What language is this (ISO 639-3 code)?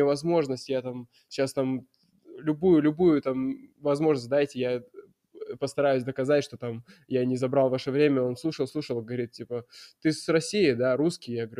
rus